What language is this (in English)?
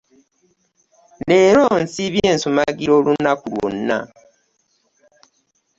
Ganda